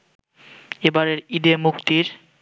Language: Bangla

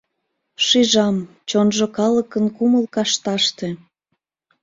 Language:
Mari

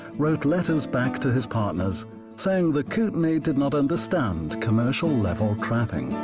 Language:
English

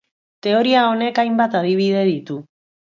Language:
Basque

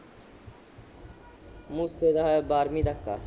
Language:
Punjabi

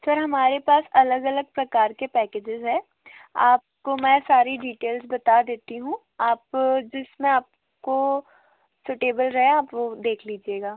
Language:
Hindi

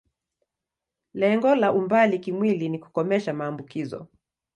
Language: Swahili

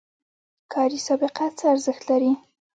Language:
Pashto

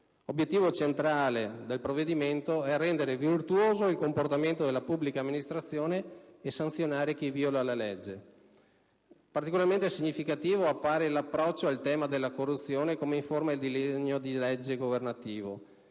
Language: Italian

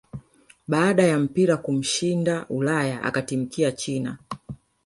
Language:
Swahili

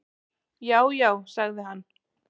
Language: Icelandic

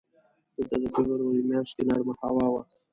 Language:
Pashto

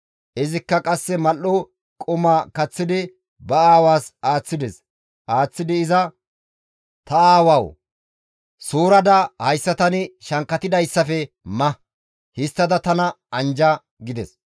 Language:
Gamo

